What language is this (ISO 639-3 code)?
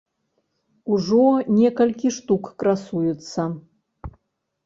bel